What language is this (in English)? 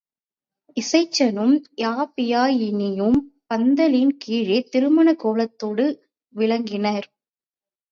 Tamil